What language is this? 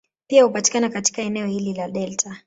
Swahili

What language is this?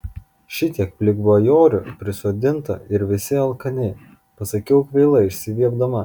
Lithuanian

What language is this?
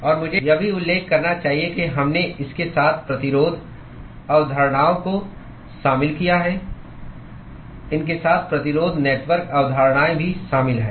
Hindi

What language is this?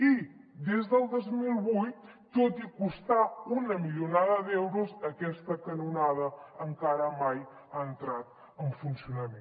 Catalan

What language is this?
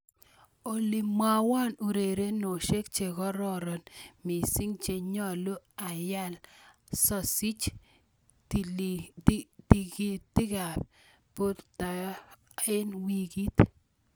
Kalenjin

